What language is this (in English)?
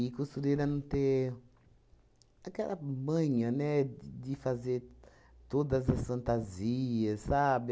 Portuguese